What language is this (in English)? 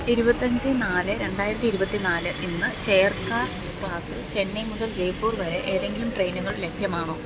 Malayalam